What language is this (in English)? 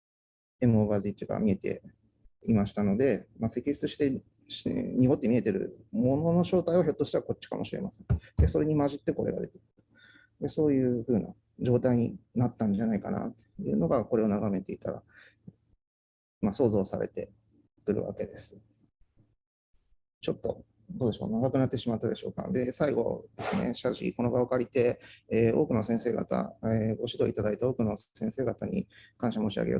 Japanese